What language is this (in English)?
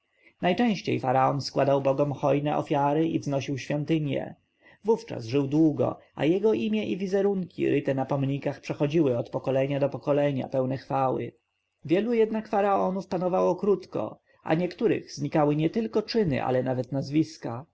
Polish